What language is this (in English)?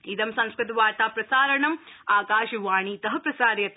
Sanskrit